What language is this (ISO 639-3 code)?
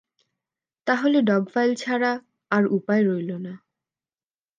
ben